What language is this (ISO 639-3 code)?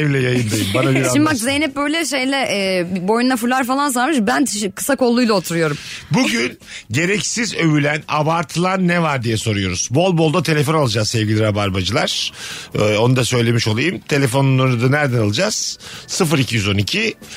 tur